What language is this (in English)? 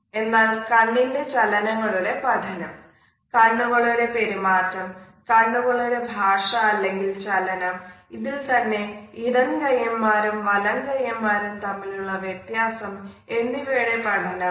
Malayalam